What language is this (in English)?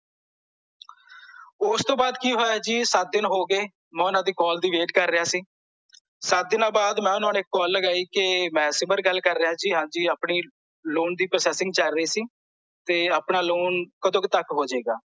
Punjabi